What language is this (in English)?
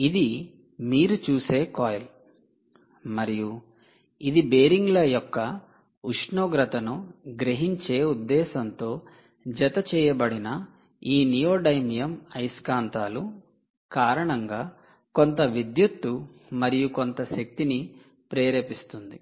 Telugu